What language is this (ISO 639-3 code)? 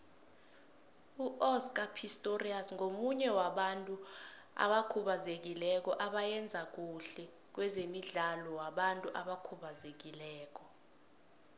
nbl